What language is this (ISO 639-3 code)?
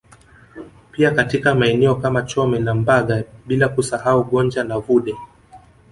swa